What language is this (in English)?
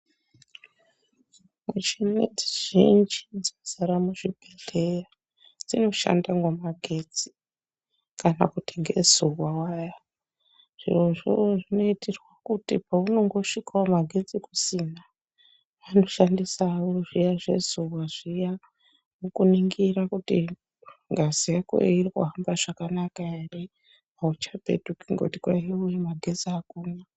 Ndau